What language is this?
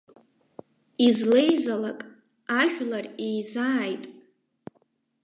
Abkhazian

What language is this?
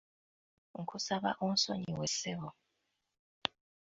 Ganda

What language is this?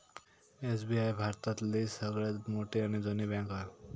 Marathi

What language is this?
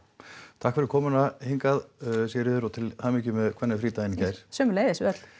Icelandic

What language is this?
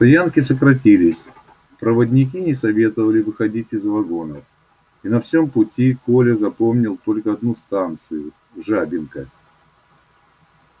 Russian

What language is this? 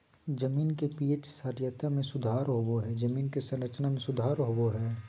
Magahi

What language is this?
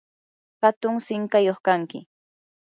Yanahuanca Pasco Quechua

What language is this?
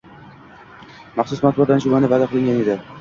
Uzbek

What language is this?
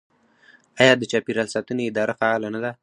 Pashto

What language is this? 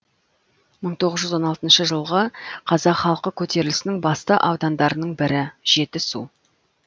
Kazakh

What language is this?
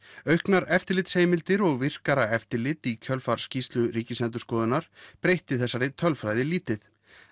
Icelandic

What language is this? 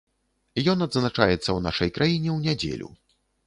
Belarusian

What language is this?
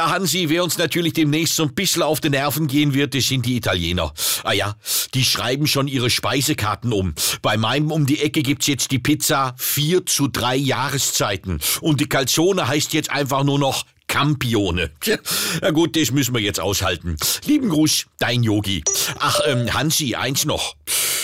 German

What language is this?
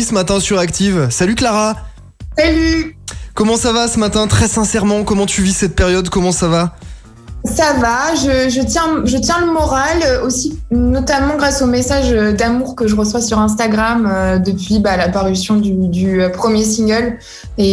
French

